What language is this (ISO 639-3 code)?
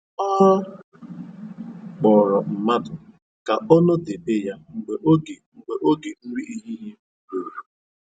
ibo